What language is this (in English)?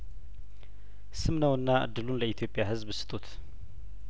Amharic